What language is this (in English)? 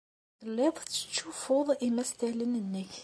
Kabyle